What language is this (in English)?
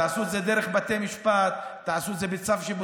Hebrew